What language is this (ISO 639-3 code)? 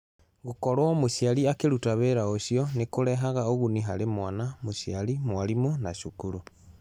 kik